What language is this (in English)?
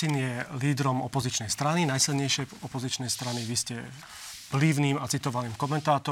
Slovak